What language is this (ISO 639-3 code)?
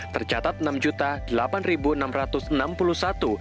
ind